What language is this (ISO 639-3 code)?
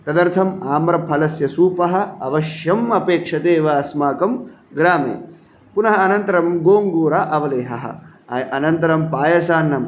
san